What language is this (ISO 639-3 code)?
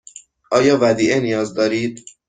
fas